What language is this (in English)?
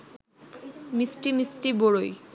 Bangla